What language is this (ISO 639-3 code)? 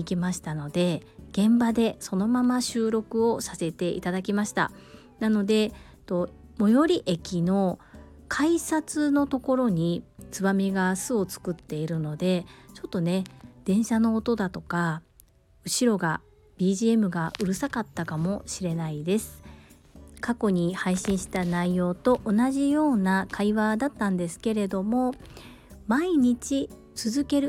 jpn